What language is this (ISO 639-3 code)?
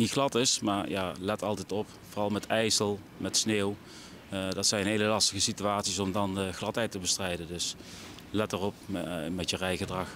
nld